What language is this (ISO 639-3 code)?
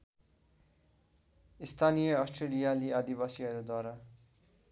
nep